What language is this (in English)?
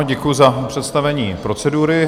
Czech